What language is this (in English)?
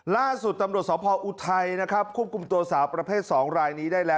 Thai